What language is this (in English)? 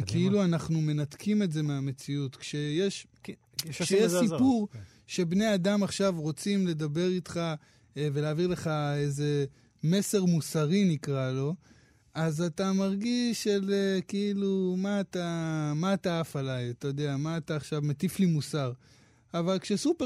Hebrew